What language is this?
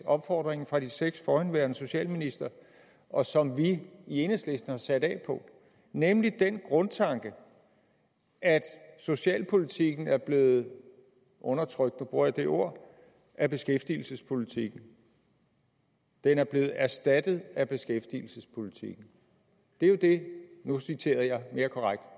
Danish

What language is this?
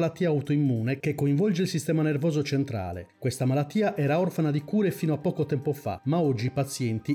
Italian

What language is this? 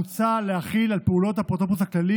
Hebrew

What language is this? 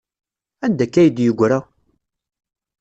Kabyle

